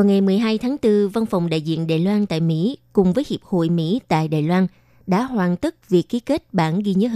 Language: Vietnamese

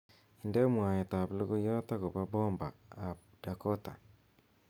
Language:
Kalenjin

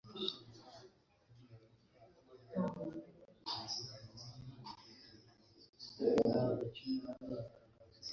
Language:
Kinyarwanda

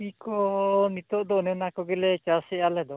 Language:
Santali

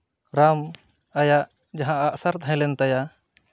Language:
Santali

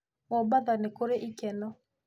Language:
Kikuyu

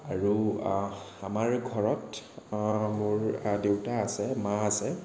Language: Assamese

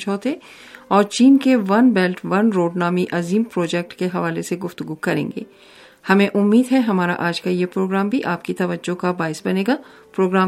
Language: Urdu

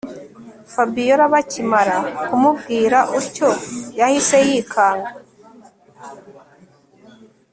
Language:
Kinyarwanda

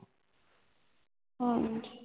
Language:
Punjabi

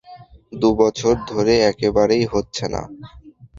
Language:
Bangla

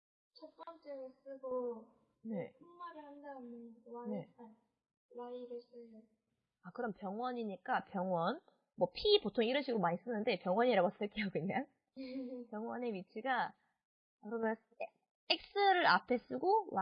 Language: Korean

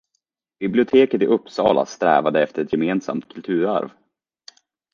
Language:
Swedish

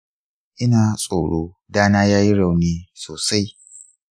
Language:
Hausa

